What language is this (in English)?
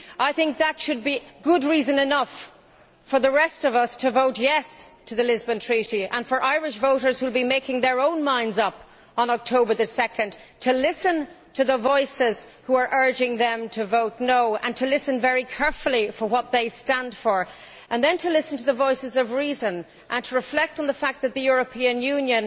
English